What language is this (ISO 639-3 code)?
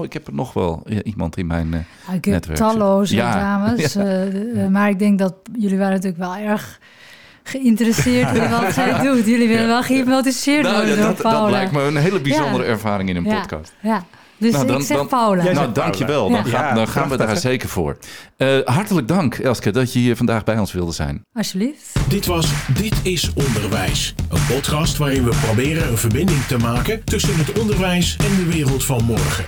nld